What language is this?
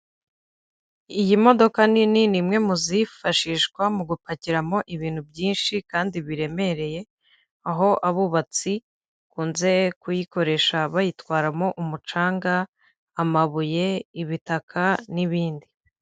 Kinyarwanda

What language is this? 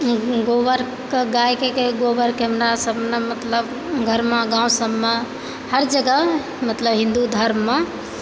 Maithili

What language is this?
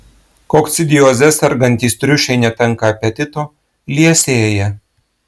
Lithuanian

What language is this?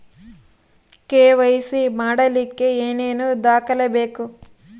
Kannada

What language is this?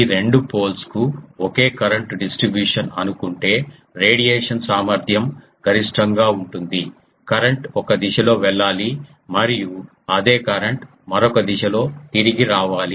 Telugu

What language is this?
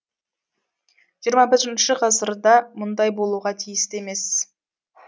Kazakh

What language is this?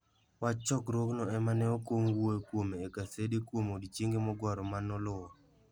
Luo (Kenya and Tanzania)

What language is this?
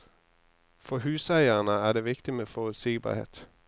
Norwegian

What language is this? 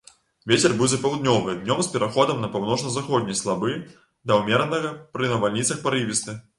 Belarusian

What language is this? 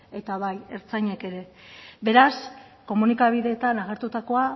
Basque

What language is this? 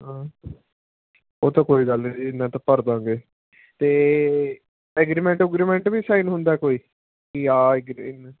Punjabi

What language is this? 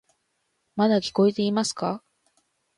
Japanese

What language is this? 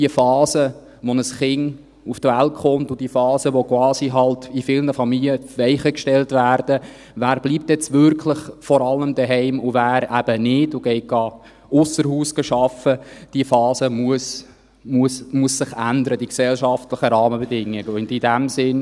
Swiss German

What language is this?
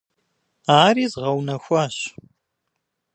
Kabardian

